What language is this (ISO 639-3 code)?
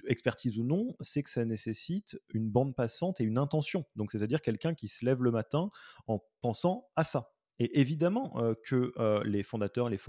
fra